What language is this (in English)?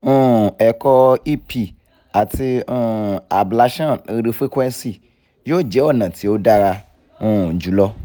Yoruba